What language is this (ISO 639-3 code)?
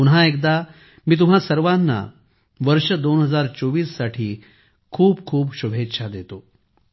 mar